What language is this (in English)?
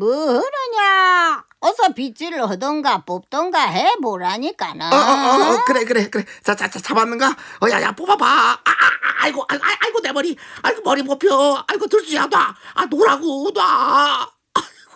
Korean